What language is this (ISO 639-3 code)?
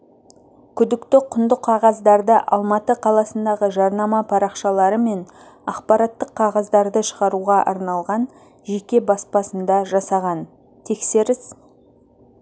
kaz